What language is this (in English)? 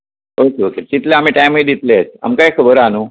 Konkani